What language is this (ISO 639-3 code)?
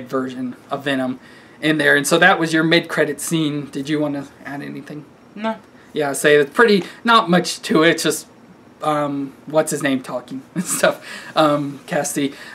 eng